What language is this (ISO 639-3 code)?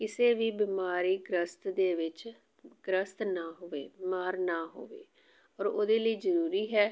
pan